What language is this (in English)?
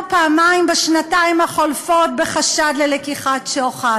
Hebrew